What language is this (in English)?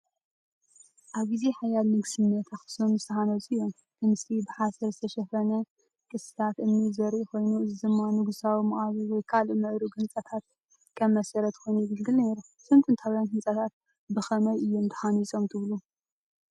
Tigrinya